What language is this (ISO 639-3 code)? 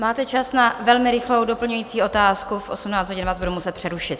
ces